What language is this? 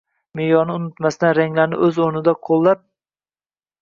Uzbek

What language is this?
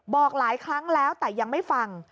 Thai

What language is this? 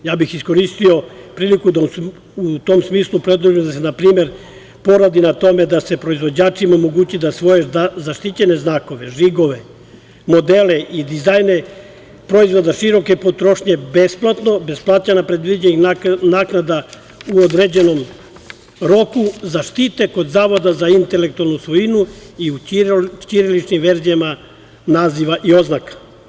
Serbian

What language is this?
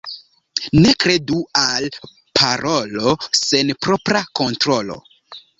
Esperanto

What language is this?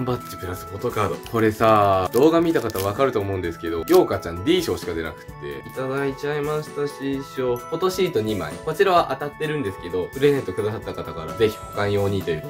Japanese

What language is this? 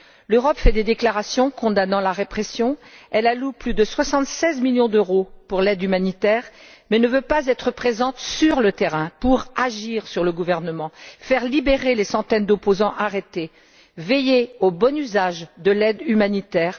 French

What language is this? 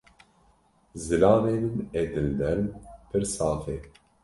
Kurdish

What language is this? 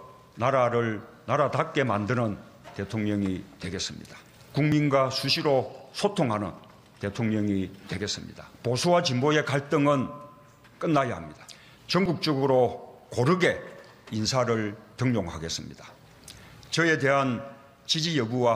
Korean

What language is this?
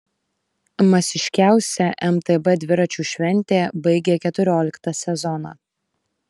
Lithuanian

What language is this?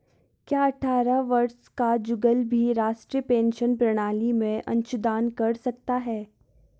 Hindi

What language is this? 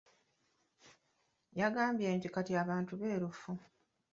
Ganda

